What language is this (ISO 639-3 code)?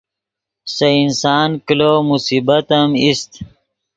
ydg